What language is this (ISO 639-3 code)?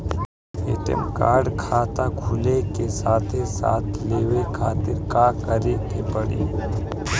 bho